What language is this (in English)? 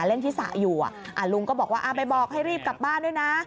Thai